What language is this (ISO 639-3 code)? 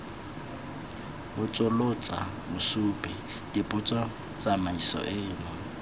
tsn